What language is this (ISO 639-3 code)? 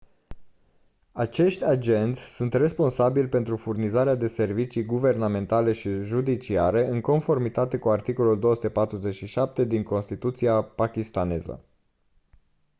ron